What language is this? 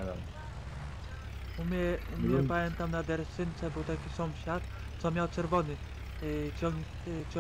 Polish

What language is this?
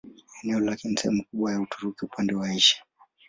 Swahili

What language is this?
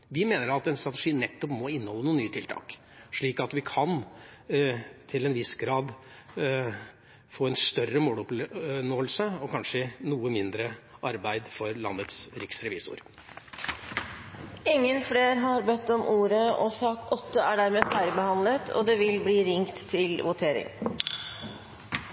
Norwegian Bokmål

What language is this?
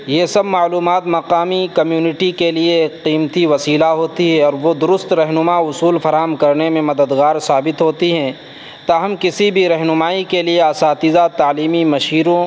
Urdu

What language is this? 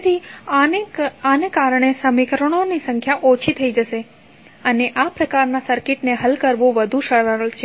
Gujarati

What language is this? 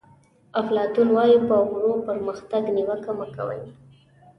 Pashto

